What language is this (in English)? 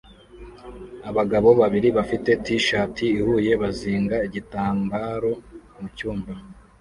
Kinyarwanda